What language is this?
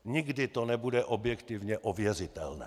Czech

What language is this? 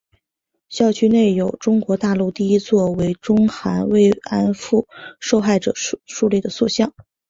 Chinese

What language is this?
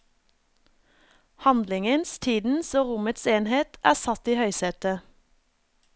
Norwegian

